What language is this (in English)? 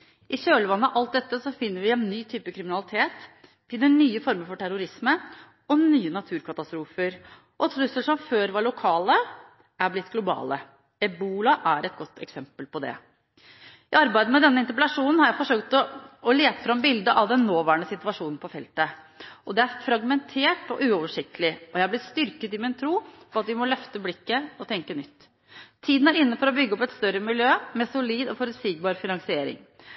Norwegian Bokmål